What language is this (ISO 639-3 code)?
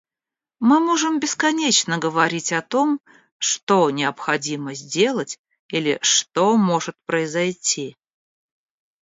rus